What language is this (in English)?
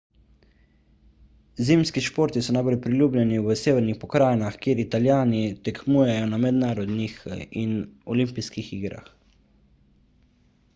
Slovenian